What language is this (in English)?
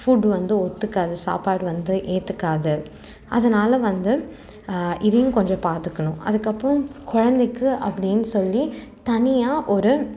Tamil